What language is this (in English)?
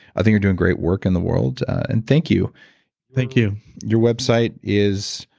English